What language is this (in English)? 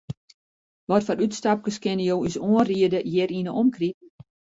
Western Frisian